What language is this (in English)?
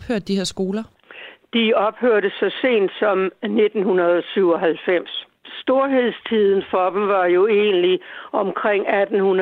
Danish